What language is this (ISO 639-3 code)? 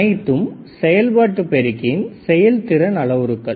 tam